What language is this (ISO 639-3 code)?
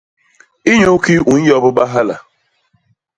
bas